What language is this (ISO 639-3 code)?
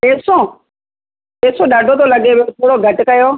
snd